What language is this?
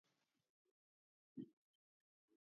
Georgian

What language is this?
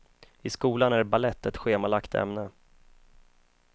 Swedish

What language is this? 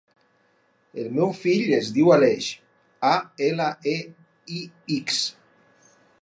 Catalan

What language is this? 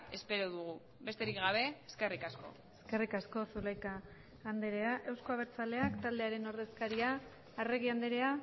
Basque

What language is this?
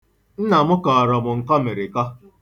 Igbo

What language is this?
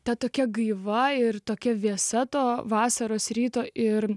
Lithuanian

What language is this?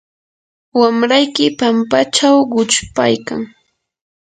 Yanahuanca Pasco Quechua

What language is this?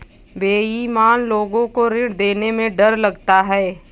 Hindi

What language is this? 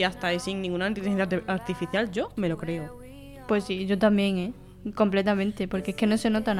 Spanish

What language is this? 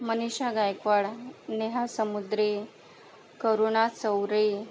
Marathi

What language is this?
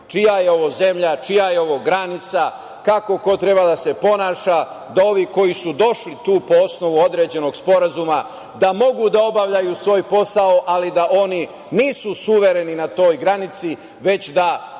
Serbian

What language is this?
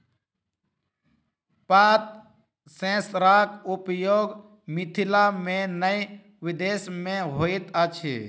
Maithili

